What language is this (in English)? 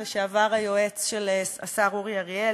Hebrew